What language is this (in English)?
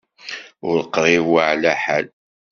Kabyle